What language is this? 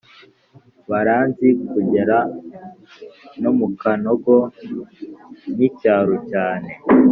Kinyarwanda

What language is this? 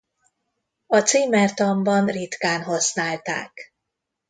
Hungarian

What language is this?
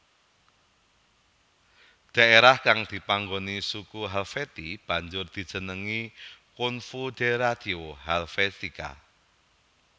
Javanese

